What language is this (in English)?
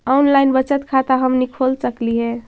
Magahi